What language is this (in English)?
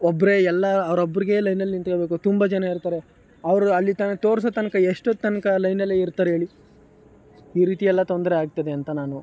Kannada